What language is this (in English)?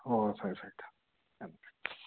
Manipuri